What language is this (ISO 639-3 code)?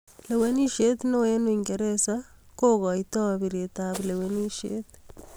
kln